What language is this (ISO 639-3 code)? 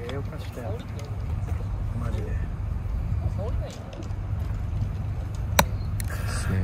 jpn